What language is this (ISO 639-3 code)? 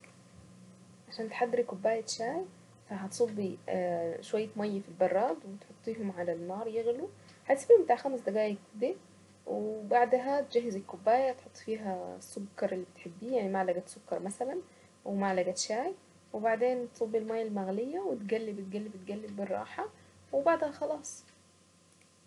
aec